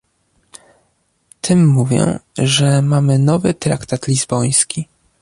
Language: Polish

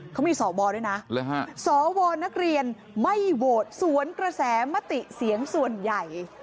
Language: Thai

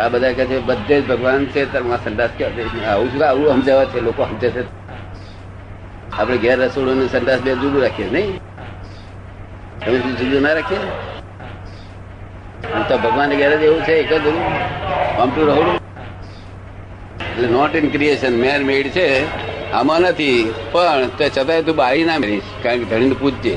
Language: Gujarati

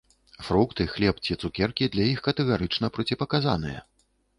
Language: Belarusian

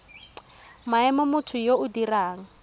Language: Tswana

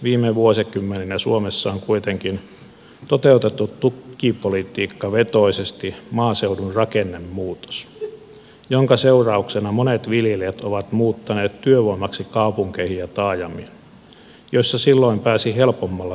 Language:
Finnish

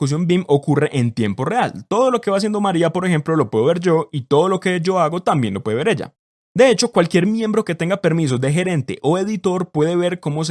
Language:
Spanish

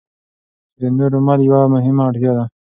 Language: Pashto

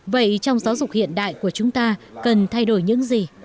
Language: Vietnamese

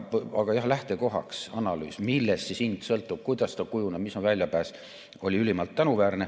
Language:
Estonian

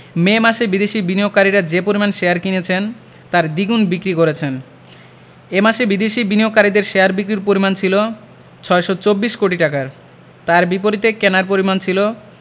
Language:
Bangla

